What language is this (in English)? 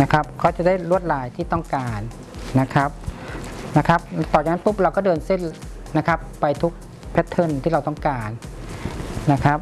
Thai